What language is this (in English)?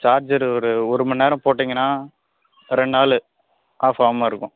Tamil